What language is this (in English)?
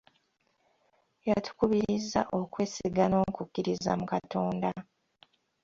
Ganda